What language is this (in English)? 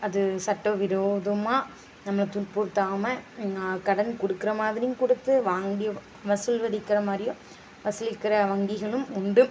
Tamil